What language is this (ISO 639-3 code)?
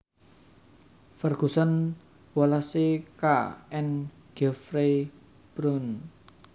jav